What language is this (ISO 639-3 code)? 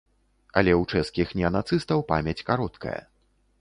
bel